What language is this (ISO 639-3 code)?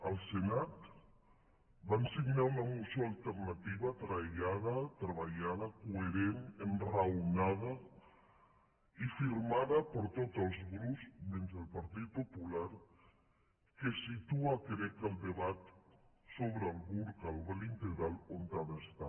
cat